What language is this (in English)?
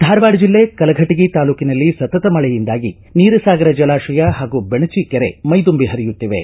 Kannada